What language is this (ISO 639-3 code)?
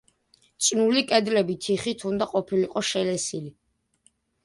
kat